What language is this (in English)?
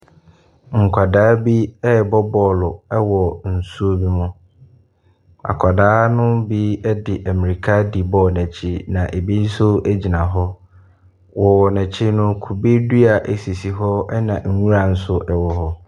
Akan